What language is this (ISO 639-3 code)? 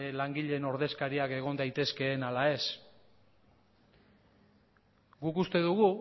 eus